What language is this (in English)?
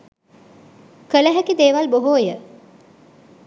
Sinhala